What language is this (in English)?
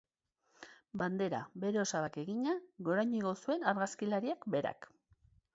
Basque